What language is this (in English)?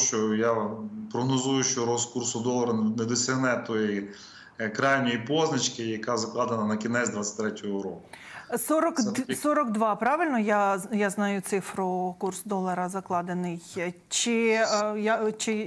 Ukrainian